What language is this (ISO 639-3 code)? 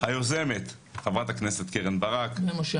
heb